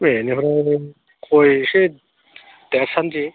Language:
Bodo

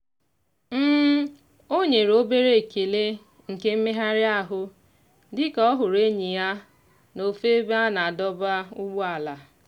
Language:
Igbo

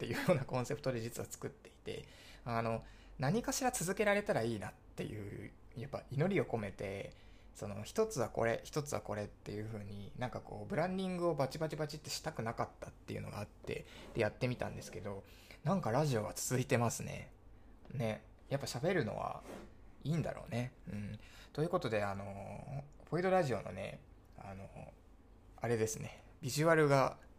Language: Japanese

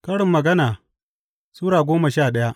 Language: Hausa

